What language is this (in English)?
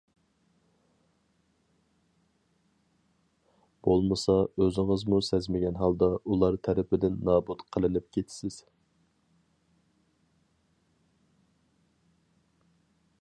Uyghur